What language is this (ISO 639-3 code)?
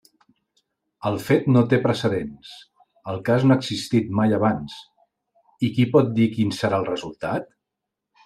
cat